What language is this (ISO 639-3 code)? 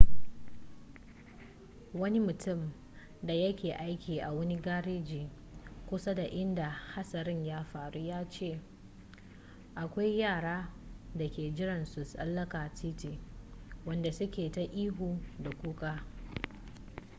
hau